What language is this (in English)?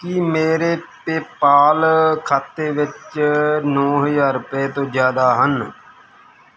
Punjabi